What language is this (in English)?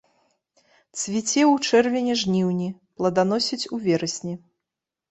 Belarusian